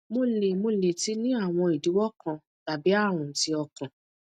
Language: Yoruba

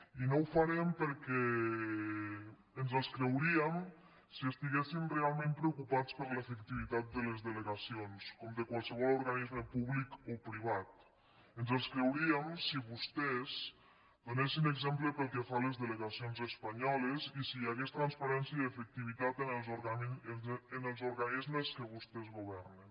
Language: Catalan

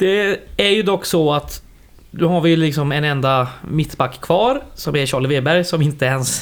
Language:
Swedish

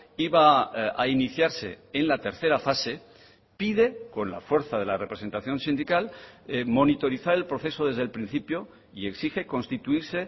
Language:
Spanish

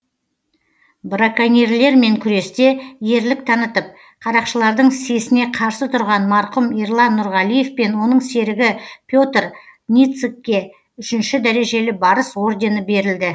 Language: Kazakh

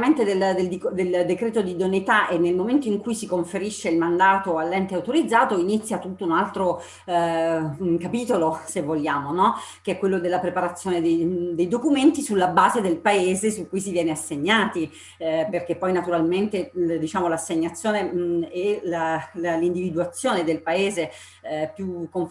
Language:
Italian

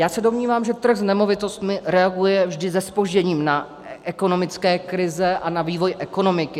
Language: Czech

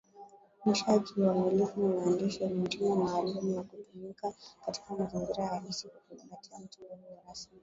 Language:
Swahili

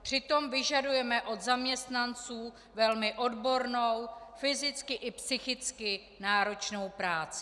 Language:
Czech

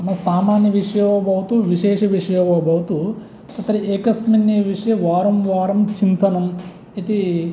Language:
Sanskrit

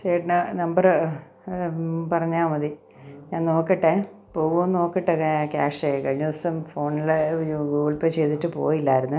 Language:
Malayalam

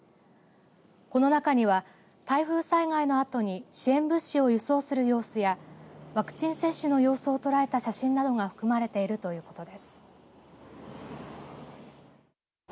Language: Japanese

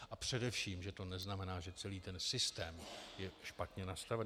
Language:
Czech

